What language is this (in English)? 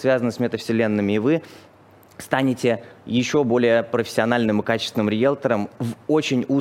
Russian